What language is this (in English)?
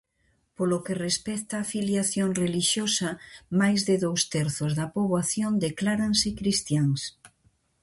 Galician